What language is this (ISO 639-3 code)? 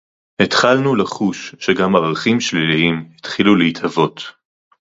heb